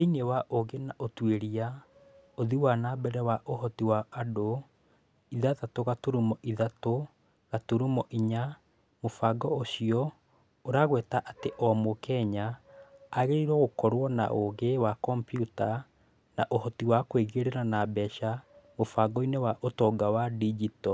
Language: Kikuyu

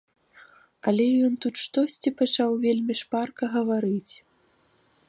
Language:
Belarusian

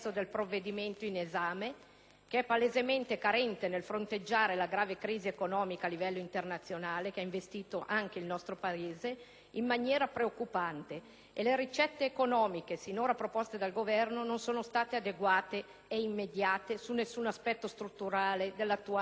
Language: Italian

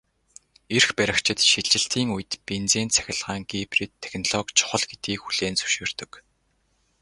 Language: Mongolian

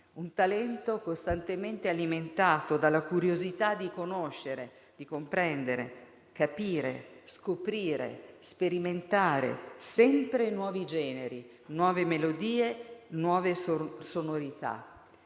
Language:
Italian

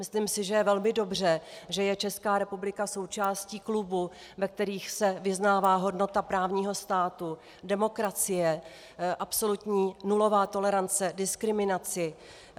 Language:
Czech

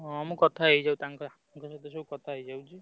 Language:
Odia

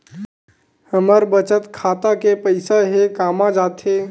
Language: Chhattisgarhi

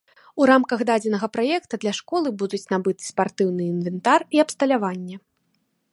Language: Belarusian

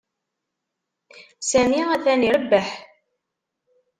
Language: Kabyle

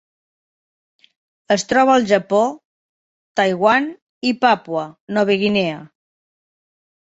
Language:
Catalan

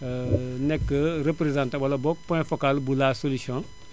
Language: Wolof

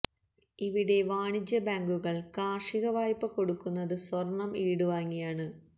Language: Malayalam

